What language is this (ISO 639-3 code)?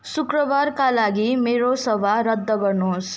nep